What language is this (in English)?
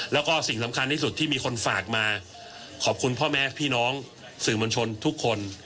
Thai